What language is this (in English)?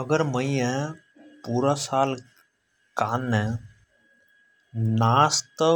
Hadothi